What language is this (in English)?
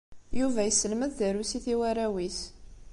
Kabyle